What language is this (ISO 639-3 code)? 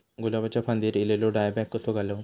mar